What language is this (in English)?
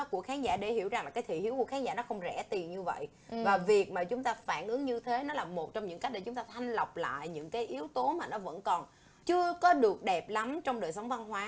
Vietnamese